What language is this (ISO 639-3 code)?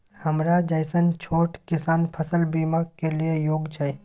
mai